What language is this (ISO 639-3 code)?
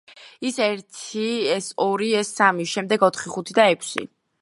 kat